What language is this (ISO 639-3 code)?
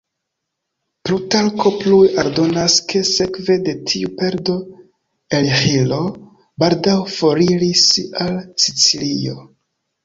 epo